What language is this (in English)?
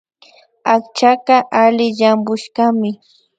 Imbabura Highland Quichua